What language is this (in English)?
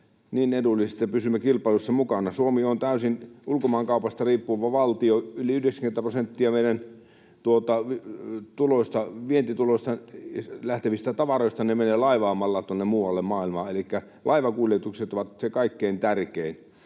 Finnish